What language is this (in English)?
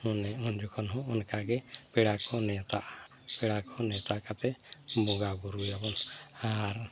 Santali